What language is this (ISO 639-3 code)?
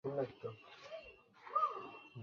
ben